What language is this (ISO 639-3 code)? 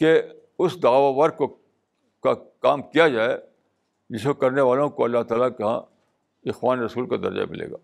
urd